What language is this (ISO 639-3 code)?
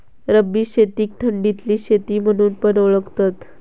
mar